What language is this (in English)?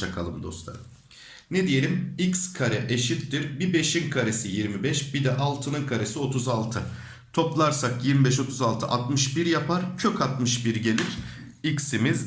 Turkish